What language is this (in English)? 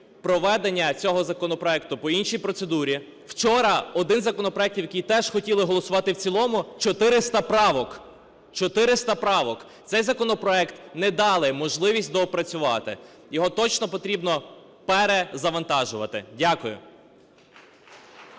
Ukrainian